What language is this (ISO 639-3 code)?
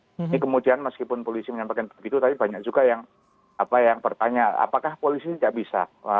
ind